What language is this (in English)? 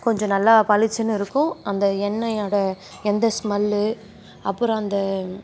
Tamil